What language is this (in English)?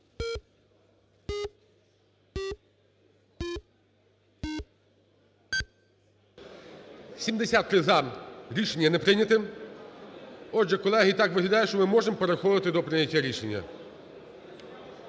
Ukrainian